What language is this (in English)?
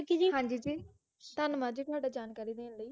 Punjabi